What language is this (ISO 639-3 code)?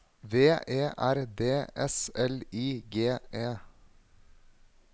nor